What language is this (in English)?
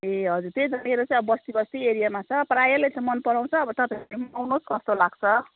Nepali